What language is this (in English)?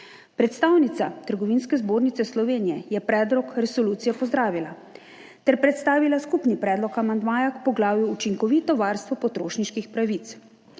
Slovenian